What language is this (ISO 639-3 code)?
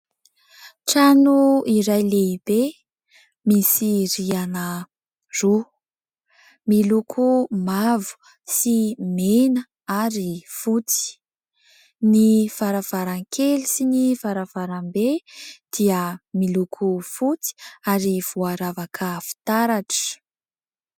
mlg